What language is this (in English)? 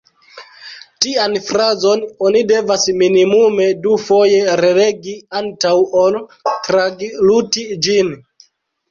Esperanto